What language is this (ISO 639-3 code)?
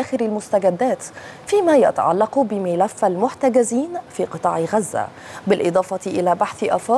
ara